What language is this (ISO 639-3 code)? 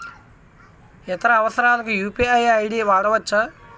tel